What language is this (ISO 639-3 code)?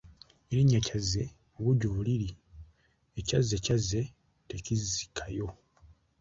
lug